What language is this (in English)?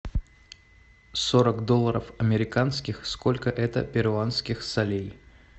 Russian